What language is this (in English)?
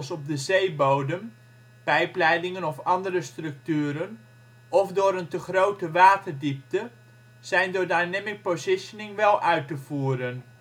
Dutch